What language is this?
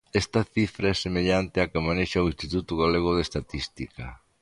Galician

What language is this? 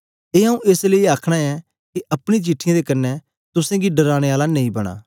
Dogri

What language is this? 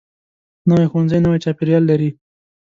Pashto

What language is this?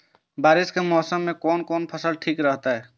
Maithili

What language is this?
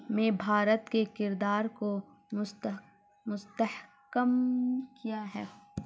Urdu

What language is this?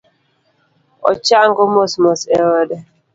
Luo (Kenya and Tanzania)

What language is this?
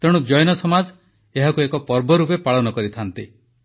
Odia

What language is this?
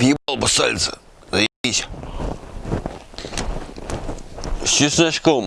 Russian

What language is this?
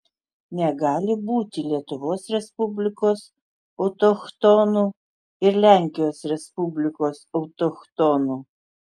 Lithuanian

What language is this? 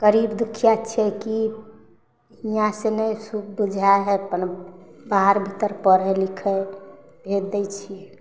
Maithili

